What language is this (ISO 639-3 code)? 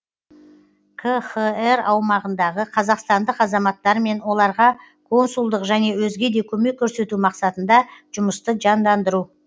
kaz